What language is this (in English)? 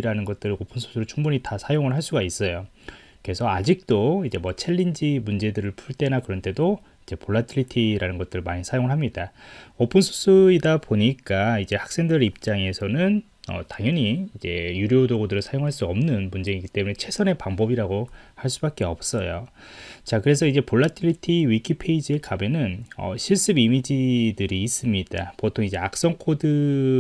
Korean